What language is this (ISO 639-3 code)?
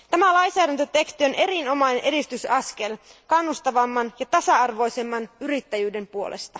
fin